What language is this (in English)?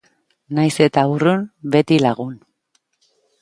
Basque